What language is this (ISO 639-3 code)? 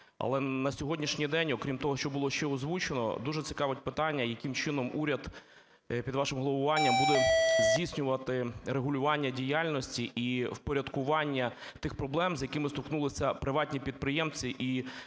ukr